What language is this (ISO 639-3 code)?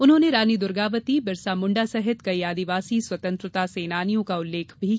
hin